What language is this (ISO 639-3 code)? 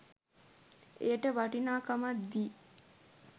sin